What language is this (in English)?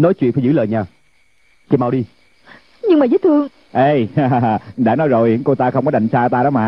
Vietnamese